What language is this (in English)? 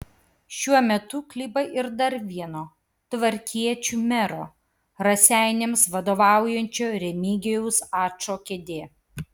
Lithuanian